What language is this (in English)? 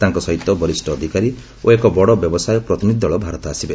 Odia